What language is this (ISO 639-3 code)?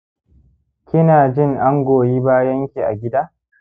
hau